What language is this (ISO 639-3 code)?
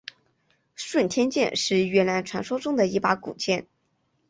zho